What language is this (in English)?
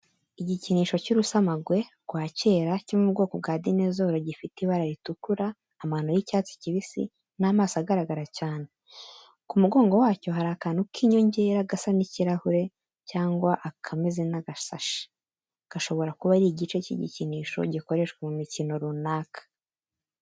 Kinyarwanda